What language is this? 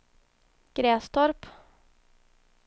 Swedish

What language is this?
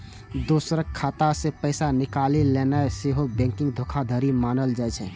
Maithili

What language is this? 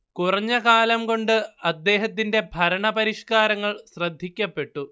Malayalam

